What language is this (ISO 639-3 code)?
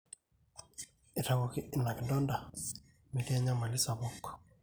mas